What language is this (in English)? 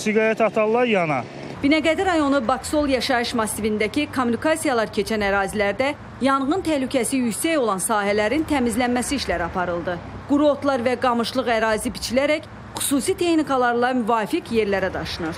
Turkish